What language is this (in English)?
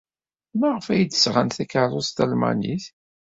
Kabyle